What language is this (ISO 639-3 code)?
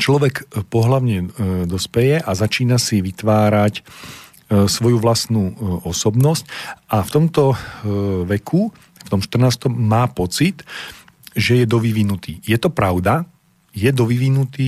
slk